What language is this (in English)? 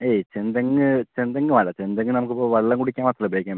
Malayalam